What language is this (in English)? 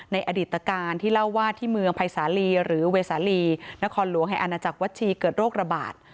Thai